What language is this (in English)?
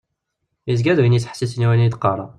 Kabyle